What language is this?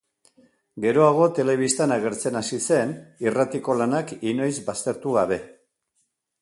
Basque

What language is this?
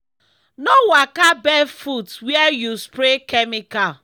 Nigerian Pidgin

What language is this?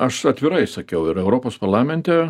Lithuanian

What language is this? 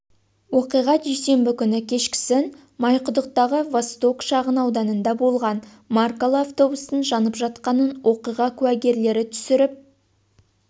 Kazakh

